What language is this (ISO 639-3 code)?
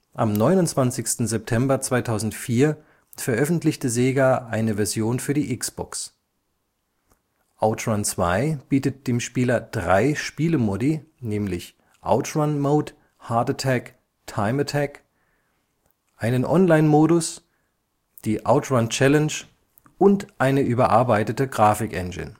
deu